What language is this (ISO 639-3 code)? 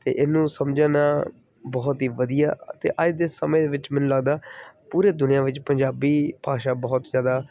pan